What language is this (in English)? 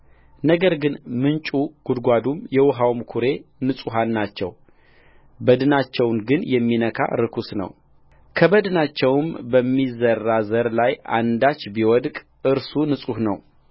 Amharic